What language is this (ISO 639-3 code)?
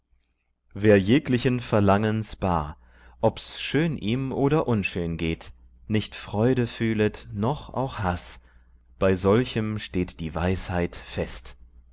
deu